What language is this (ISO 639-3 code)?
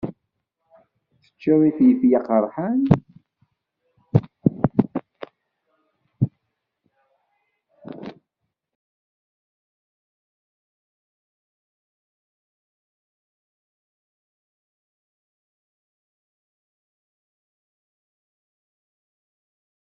kab